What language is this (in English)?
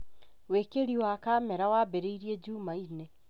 Kikuyu